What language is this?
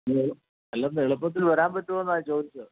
Malayalam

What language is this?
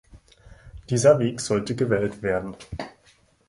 German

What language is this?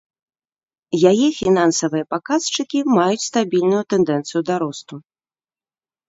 Belarusian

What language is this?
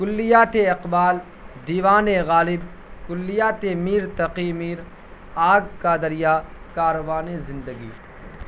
Urdu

